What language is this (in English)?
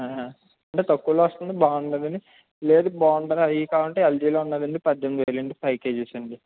Telugu